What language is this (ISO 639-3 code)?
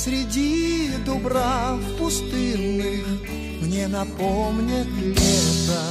rus